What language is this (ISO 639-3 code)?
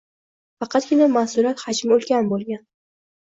uzb